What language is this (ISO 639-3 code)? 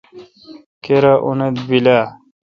xka